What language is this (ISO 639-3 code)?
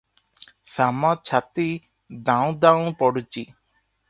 ori